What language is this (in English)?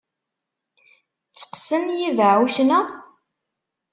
Kabyle